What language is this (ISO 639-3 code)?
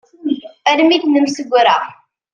kab